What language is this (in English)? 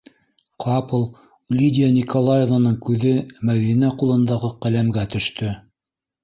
Bashkir